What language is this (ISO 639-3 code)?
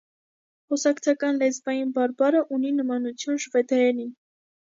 hye